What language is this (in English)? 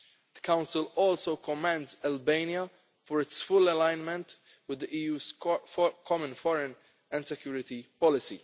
English